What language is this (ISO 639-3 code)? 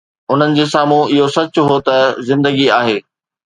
snd